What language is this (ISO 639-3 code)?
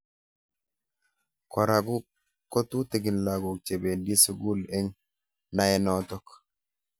kln